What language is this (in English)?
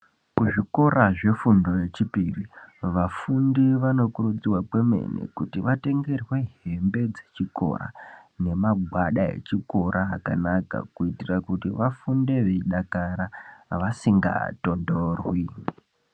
Ndau